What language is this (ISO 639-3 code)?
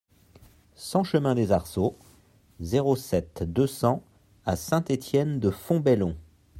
fra